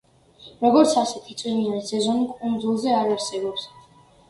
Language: Georgian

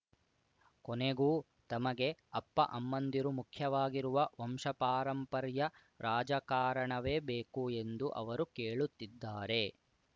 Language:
Kannada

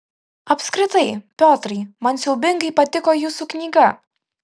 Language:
Lithuanian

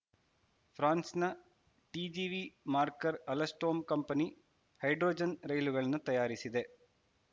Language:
Kannada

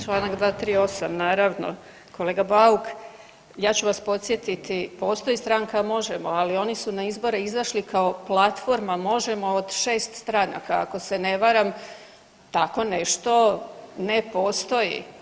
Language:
Croatian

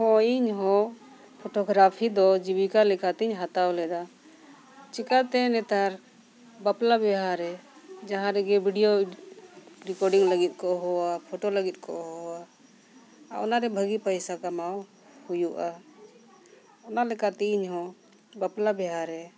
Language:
Santali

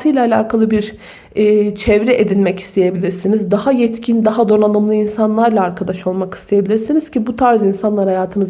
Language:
Turkish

